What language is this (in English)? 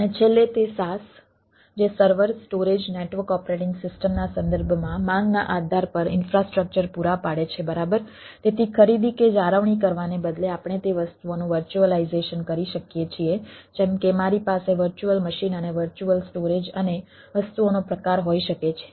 Gujarati